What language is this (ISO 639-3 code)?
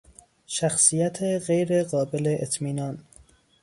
fas